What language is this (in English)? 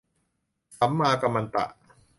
Thai